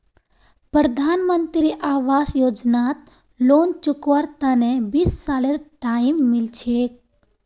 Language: Magahi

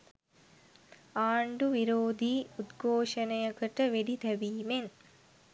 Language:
Sinhala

